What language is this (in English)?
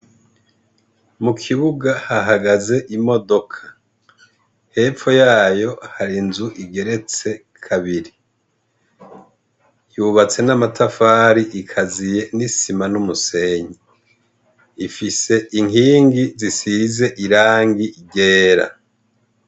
Rundi